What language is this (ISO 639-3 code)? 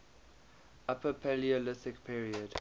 eng